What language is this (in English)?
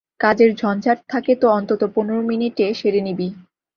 Bangla